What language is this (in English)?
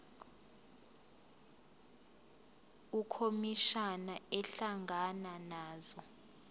Zulu